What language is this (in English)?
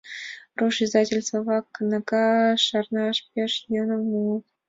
Mari